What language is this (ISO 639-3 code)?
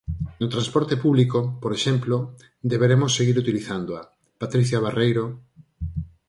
glg